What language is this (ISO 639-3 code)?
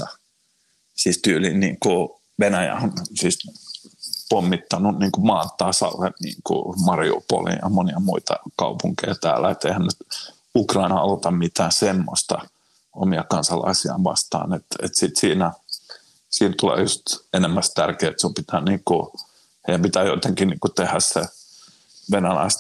fin